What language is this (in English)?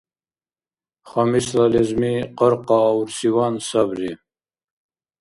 Dargwa